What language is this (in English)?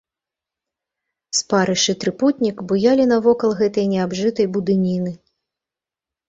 Belarusian